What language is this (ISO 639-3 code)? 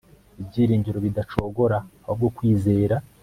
kin